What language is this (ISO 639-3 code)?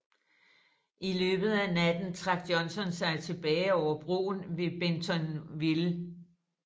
dan